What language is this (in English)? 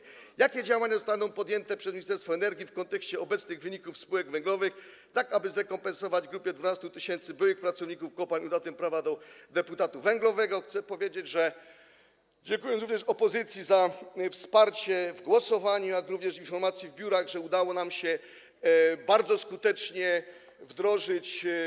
Polish